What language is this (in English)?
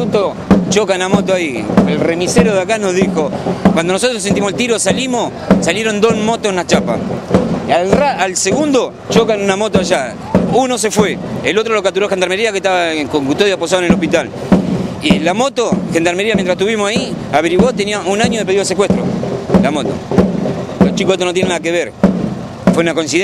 Spanish